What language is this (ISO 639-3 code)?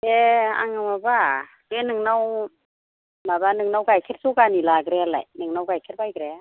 brx